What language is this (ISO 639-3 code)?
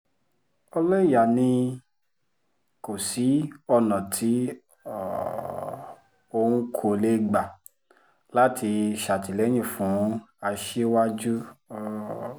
yor